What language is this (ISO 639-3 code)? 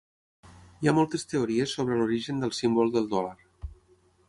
cat